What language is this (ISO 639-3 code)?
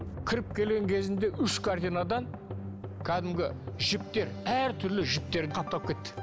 kaz